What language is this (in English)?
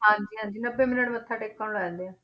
Punjabi